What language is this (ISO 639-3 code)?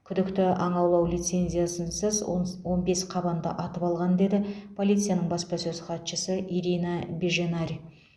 kaz